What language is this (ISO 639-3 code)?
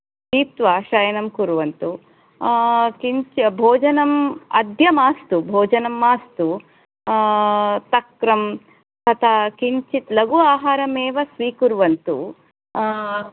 san